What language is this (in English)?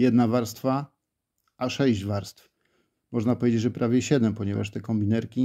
Polish